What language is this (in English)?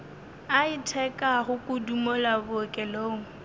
Northern Sotho